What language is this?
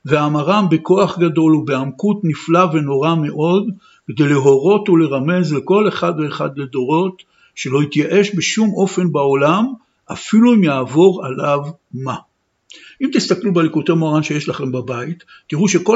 Hebrew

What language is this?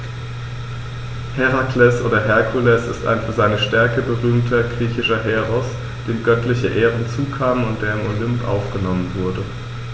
German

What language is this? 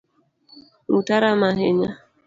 Luo (Kenya and Tanzania)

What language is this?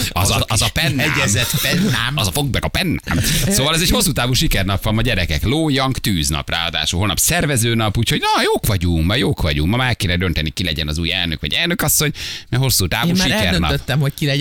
Hungarian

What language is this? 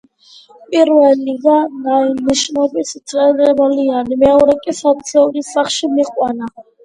Georgian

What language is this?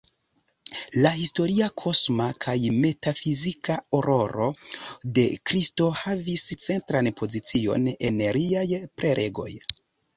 Esperanto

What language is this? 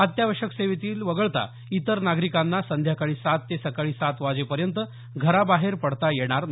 Marathi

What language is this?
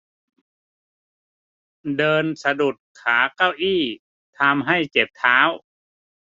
Thai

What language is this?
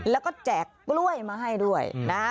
Thai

